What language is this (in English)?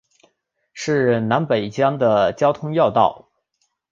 Chinese